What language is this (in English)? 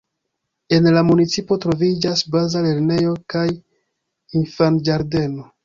Esperanto